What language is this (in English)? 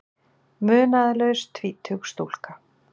Icelandic